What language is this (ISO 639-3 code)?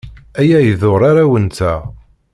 kab